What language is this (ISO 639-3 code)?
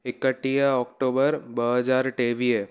snd